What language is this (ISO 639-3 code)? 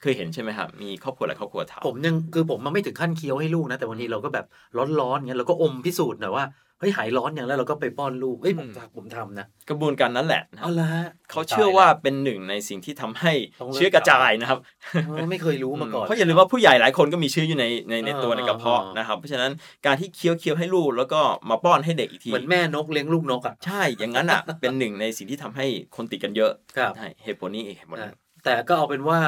tha